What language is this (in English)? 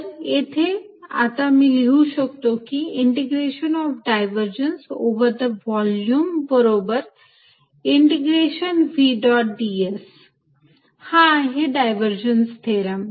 Marathi